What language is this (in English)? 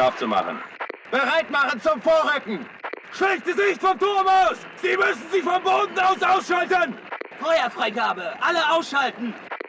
German